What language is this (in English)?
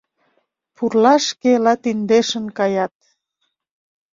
Mari